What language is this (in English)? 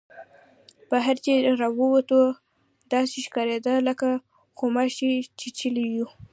Pashto